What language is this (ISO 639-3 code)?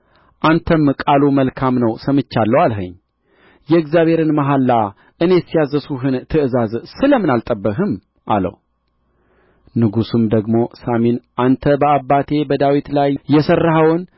amh